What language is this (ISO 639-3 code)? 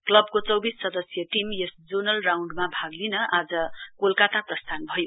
nep